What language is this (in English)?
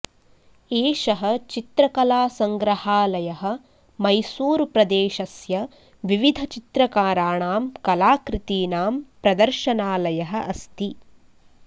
Sanskrit